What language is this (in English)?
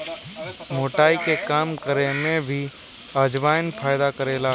Bhojpuri